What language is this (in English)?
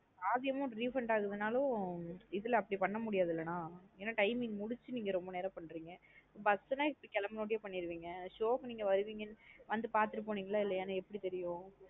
Tamil